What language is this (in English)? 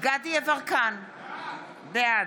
Hebrew